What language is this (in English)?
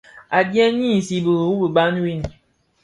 Bafia